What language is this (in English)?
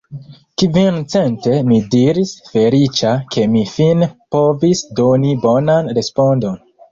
Esperanto